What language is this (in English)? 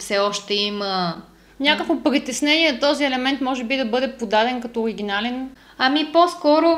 Bulgarian